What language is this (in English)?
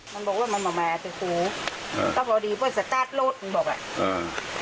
Thai